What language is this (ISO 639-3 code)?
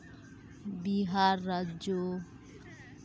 sat